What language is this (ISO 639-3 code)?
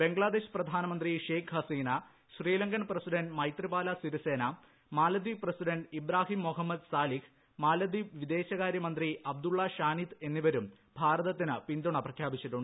mal